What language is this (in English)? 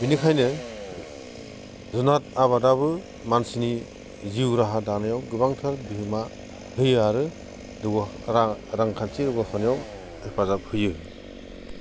Bodo